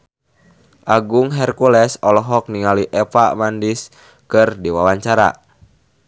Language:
Sundanese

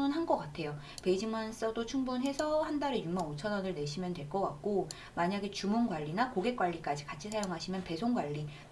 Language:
Korean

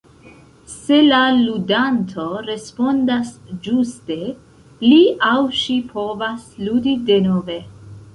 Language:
Esperanto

